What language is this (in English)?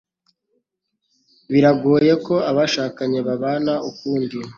Kinyarwanda